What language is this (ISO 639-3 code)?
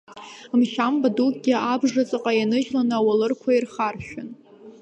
abk